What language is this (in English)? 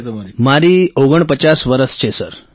Gujarati